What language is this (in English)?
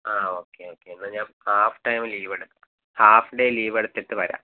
Malayalam